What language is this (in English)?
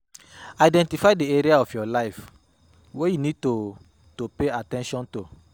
Nigerian Pidgin